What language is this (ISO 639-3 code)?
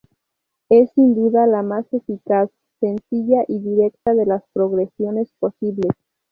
spa